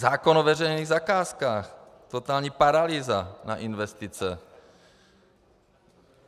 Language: Czech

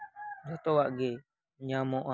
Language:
Santali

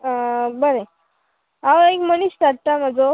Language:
Konkani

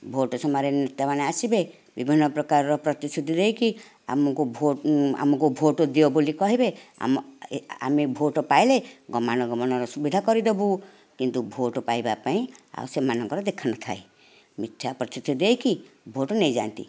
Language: Odia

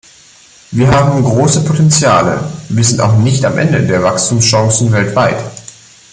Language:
German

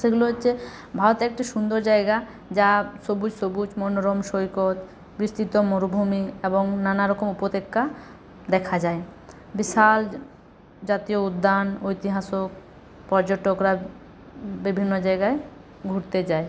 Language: Bangla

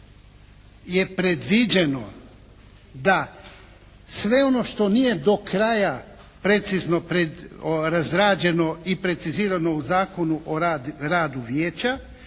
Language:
Croatian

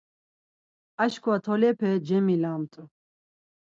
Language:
Laz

